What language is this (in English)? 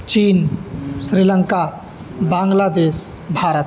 Sanskrit